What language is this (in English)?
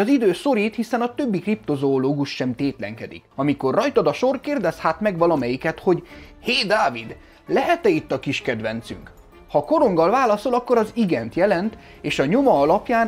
Hungarian